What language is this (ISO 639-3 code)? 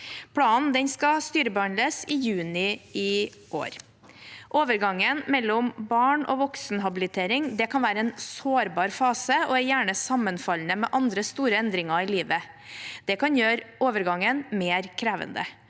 nor